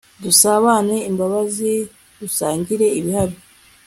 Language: Kinyarwanda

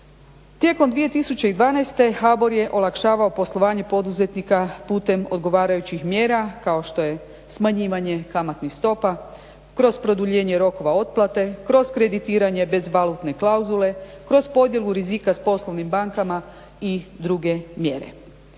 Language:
Croatian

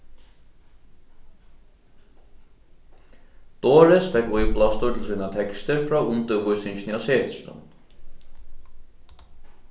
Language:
Faroese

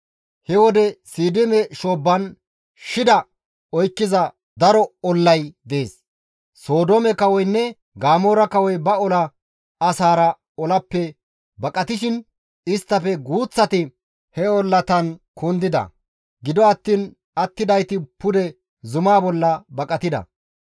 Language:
Gamo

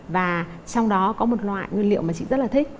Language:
Vietnamese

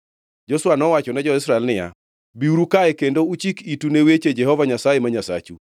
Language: Luo (Kenya and Tanzania)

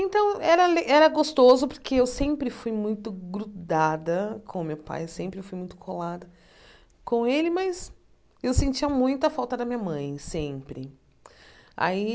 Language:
Portuguese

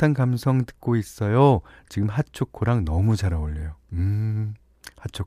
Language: Korean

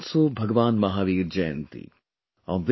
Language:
English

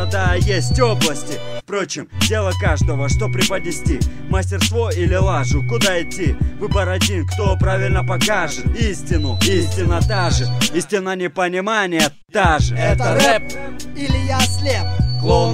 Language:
Russian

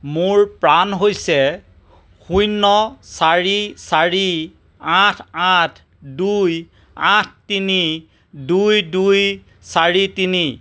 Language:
Assamese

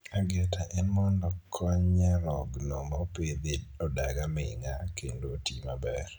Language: Luo (Kenya and Tanzania)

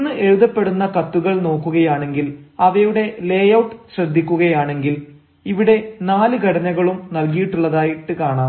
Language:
Malayalam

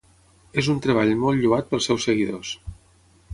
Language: Catalan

